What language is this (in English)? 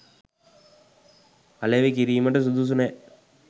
Sinhala